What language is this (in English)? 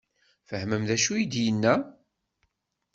Kabyle